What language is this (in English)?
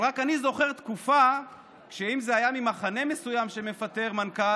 Hebrew